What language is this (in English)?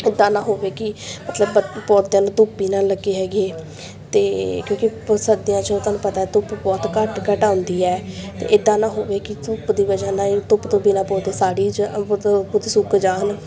Punjabi